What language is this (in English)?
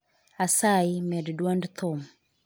Luo (Kenya and Tanzania)